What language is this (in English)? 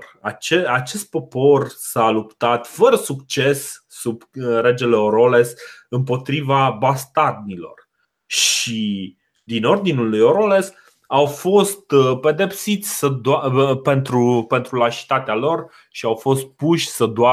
Romanian